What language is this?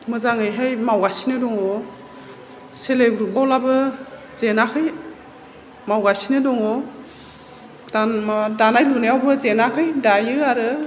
Bodo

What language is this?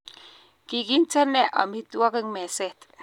Kalenjin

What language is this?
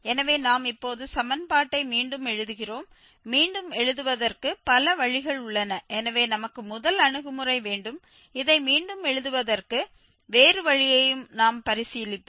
Tamil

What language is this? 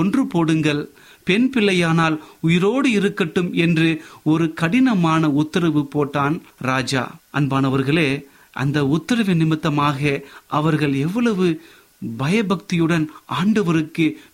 Tamil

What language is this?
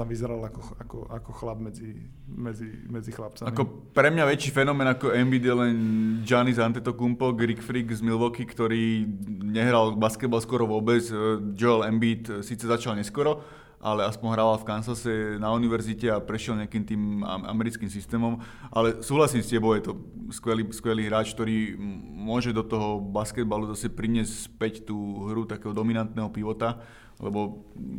Slovak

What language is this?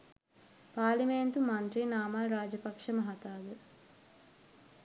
Sinhala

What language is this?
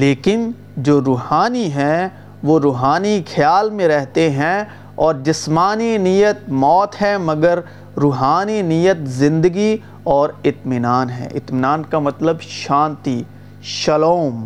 Urdu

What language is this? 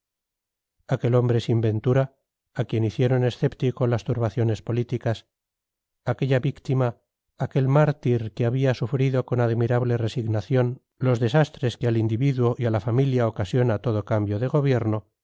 Spanish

